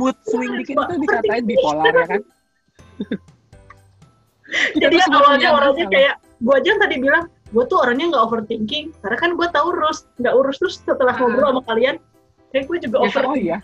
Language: Indonesian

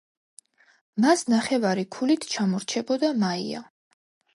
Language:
Georgian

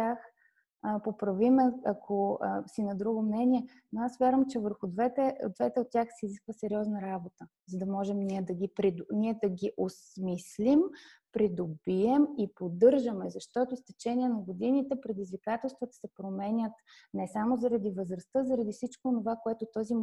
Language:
Bulgarian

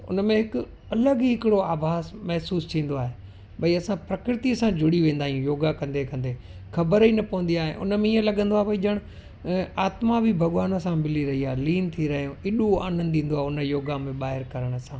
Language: Sindhi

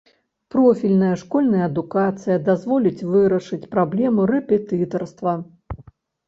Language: Belarusian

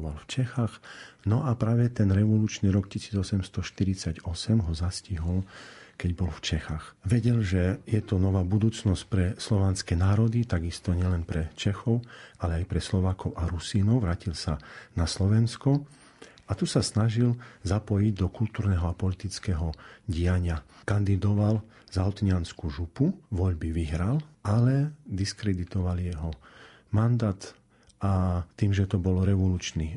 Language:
Slovak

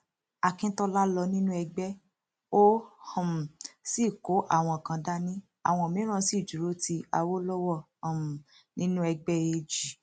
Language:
Yoruba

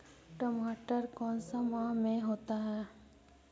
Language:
Magahi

